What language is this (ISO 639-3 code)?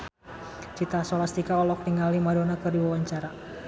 sun